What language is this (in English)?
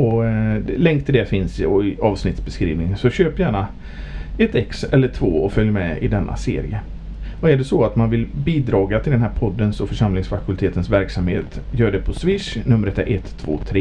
Swedish